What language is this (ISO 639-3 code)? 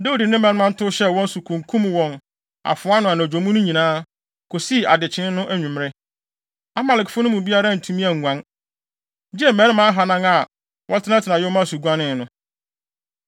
aka